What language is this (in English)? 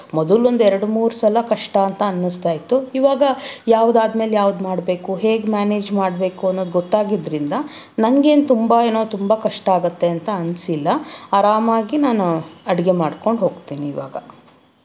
Kannada